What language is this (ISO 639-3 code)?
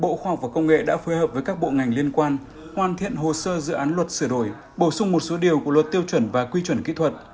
vie